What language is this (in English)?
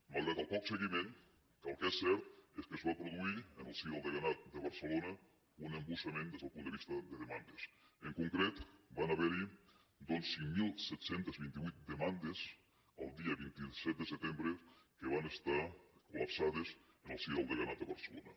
Catalan